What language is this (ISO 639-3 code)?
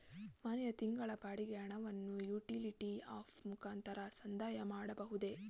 kan